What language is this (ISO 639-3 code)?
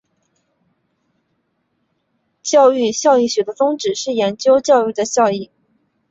zho